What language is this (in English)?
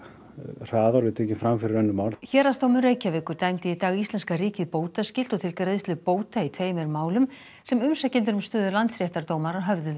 Icelandic